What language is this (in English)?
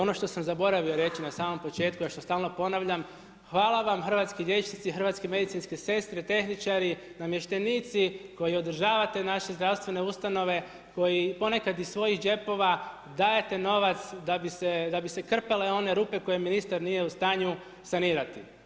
Croatian